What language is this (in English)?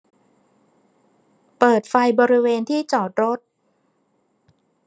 Thai